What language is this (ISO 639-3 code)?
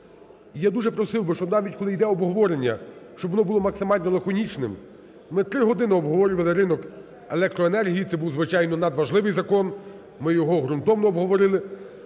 ukr